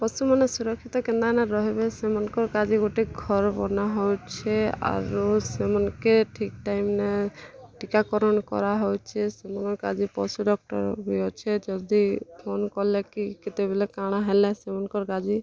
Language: Odia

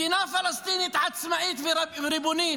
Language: Hebrew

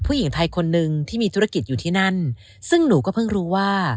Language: Thai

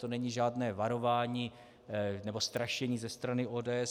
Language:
Czech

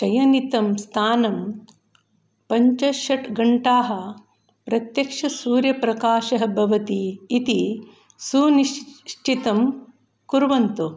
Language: Sanskrit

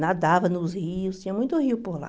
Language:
Portuguese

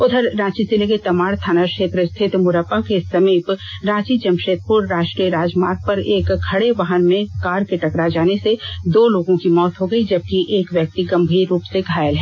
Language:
Hindi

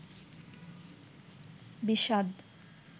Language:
Bangla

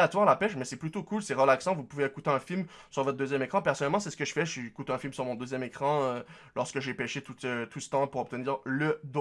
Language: French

